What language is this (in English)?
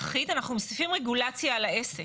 Hebrew